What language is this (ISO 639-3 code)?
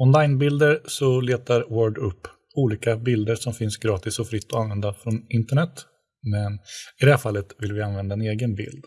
swe